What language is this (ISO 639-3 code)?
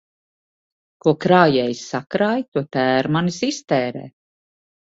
lav